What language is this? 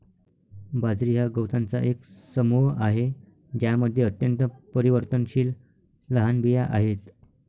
Marathi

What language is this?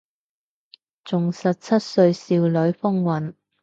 Cantonese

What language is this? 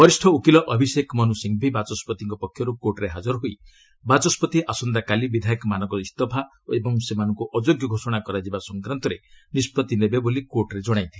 Odia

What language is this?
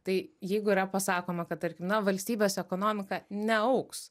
Lithuanian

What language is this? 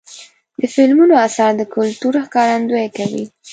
Pashto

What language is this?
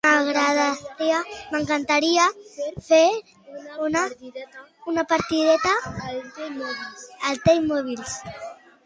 Catalan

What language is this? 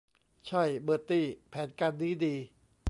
Thai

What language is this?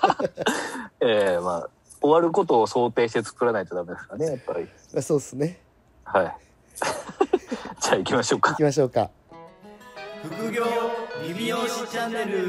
Japanese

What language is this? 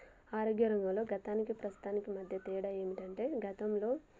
Telugu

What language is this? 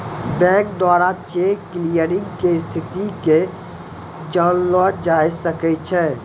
Maithili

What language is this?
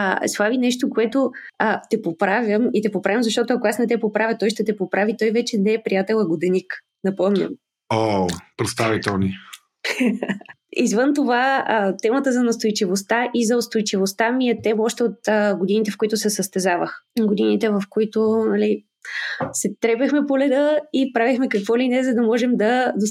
Bulgarian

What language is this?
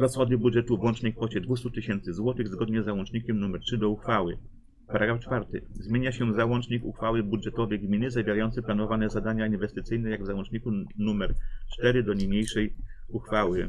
Polish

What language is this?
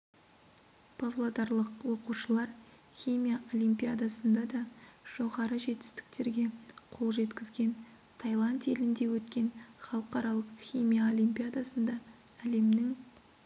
Kazakh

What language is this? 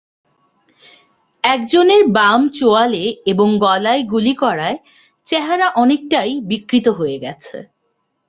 Bangla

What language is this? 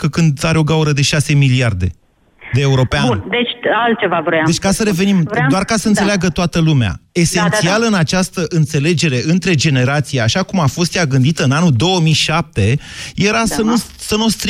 Romanian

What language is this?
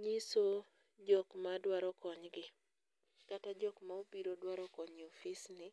Luo (Kenya and Tanzania)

